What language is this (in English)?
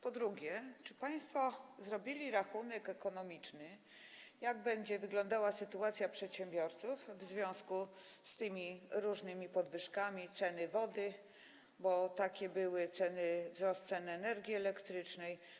Polish